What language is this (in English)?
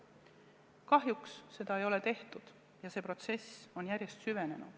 Estonian